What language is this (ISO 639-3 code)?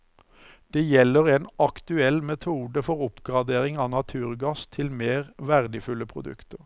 nor